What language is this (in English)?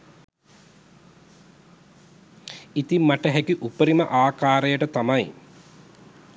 Sinhala